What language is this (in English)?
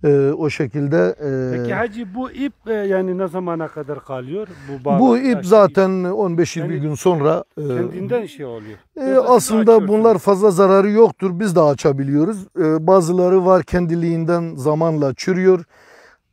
Turkish